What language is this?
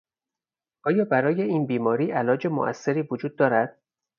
Persian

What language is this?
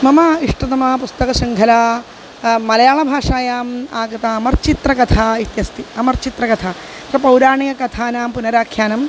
Sanskrit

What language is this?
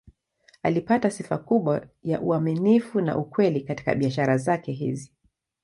Swahili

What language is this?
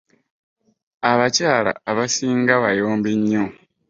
Ganda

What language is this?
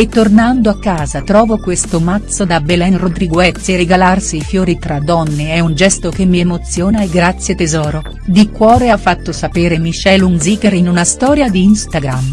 Italian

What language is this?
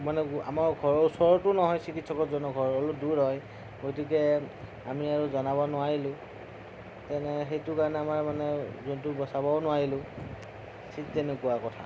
Assamese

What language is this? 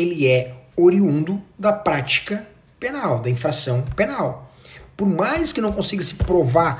Portuguese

